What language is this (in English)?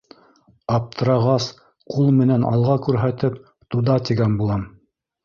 Bashkir